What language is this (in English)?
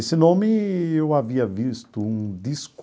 Portuguese